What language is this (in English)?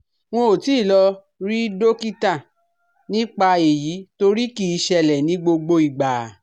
Yoruba